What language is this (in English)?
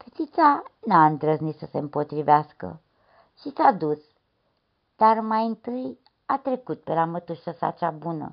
Romanian